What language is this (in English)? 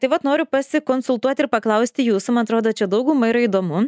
Lithuanian